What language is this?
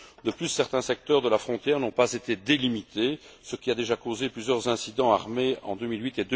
French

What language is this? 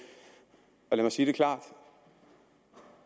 Danish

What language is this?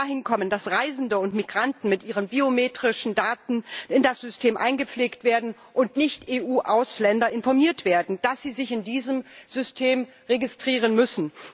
German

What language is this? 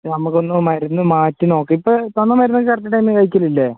Malayalam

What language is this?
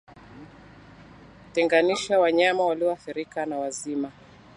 Swahili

